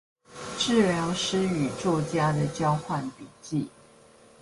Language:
Chinese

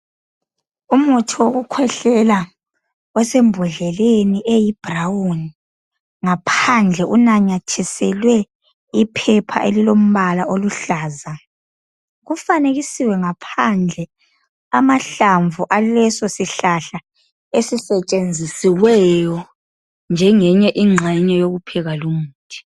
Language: North Ndebele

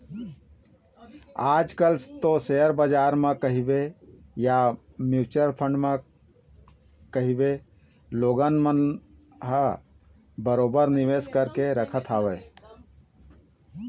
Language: Chhattisgarhi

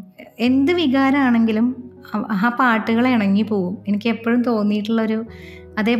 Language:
Malayalam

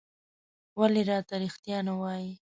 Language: Pashto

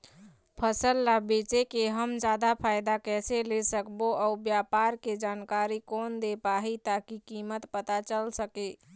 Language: Chhattisgarhi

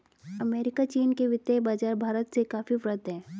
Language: Hindi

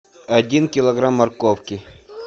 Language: Russian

